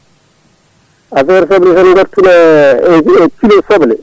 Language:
Fula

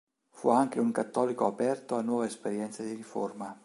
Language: Italian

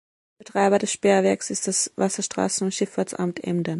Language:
German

